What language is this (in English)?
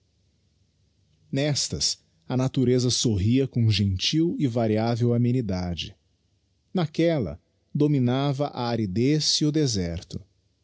Portuguese